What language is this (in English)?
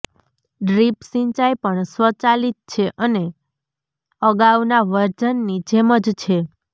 Gujarati